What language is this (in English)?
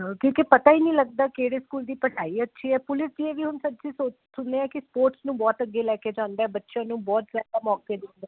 Punjabi